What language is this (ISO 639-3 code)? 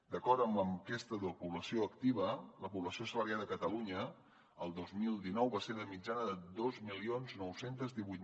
cat